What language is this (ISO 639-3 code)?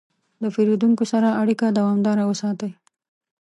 pus